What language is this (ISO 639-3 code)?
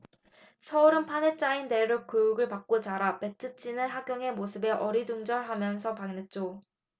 kor